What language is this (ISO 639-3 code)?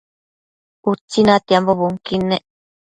mcf